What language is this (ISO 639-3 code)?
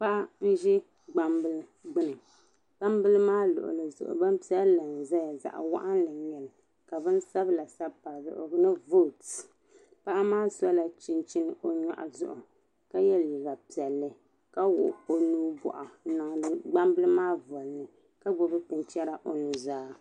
dag